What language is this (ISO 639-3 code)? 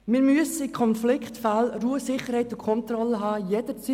gsw